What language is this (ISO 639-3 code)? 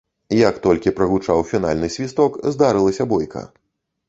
bel